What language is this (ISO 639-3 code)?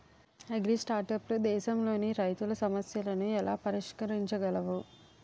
tel